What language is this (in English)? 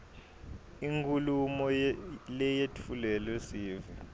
Swati